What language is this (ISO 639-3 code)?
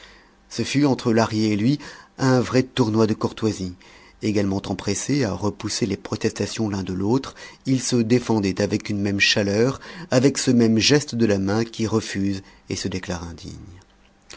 fra